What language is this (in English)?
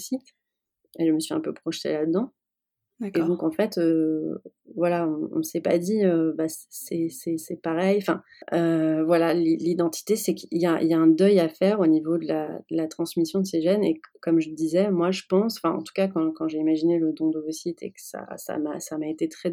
French